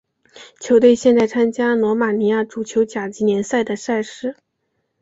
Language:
Chinese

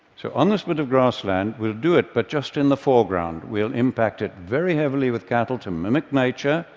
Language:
English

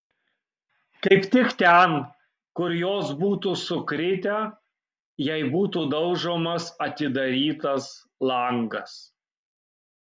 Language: Lithuanian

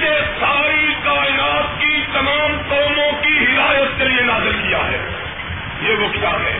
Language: Urdu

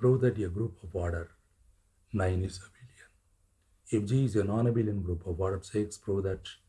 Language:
English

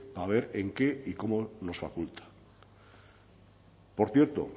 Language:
Spanish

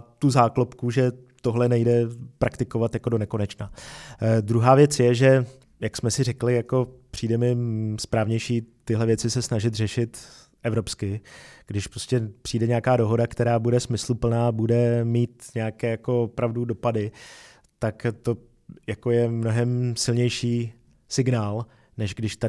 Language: Czech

